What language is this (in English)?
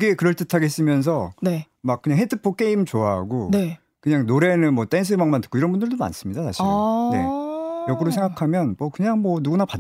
Korean